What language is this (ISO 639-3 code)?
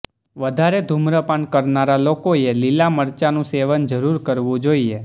guj